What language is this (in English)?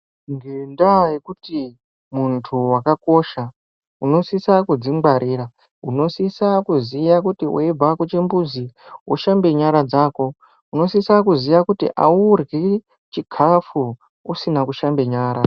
Ndau